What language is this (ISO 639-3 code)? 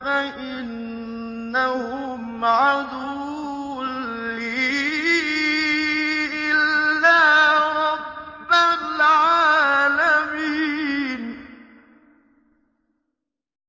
ara